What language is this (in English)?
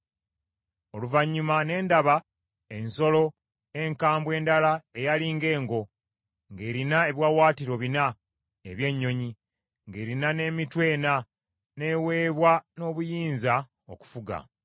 Ganda